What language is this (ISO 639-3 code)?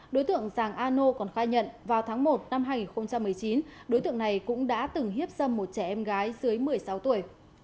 vie